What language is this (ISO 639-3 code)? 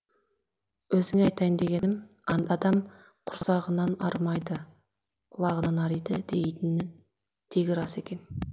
kaz